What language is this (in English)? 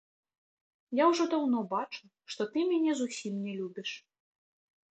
Belarusian